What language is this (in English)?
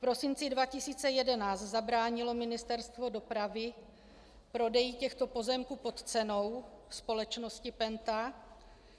Czech